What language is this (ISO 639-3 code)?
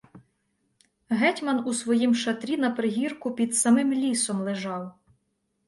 ukr